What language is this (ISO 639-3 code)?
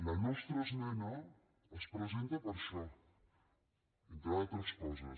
cat